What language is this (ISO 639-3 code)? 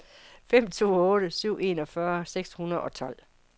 dan